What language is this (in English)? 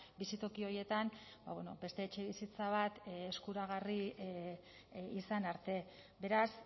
Basque